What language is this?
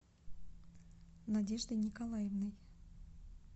Russian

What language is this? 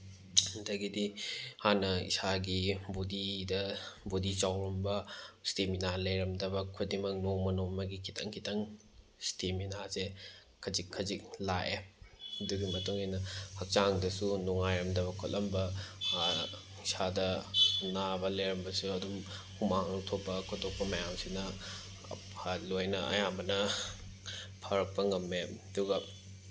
Manipuri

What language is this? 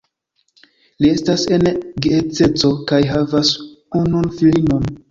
Esperanto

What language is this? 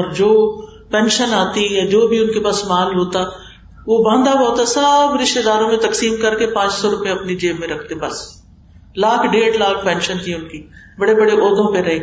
Urdu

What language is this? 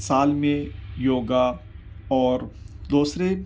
Urdu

